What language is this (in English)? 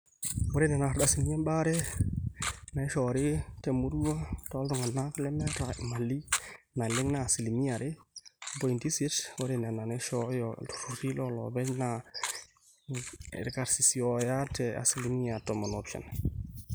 Masai